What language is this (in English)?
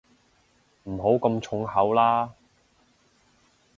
Cantonese